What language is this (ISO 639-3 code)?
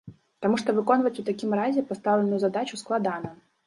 bel